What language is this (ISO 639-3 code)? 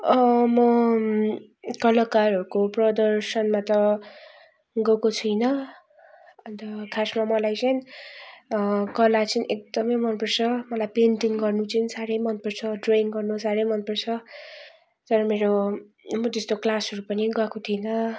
nep